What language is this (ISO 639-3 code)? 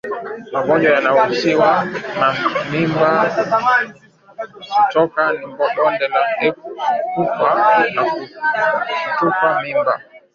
swa